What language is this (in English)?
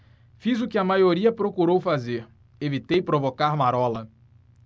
Portuguese